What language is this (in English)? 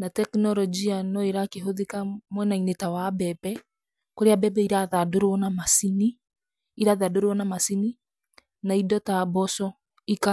Kikuyu